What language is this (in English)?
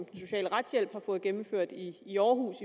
Danish